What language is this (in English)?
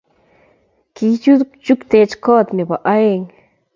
Kalenjin